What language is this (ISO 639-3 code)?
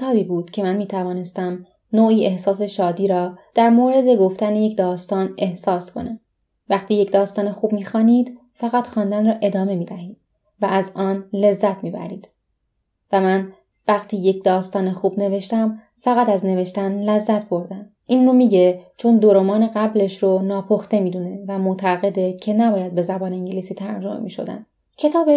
fas